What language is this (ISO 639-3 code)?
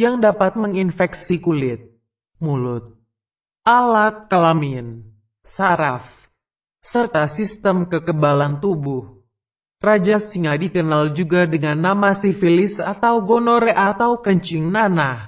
ind